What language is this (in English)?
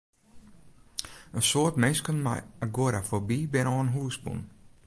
Western Frisian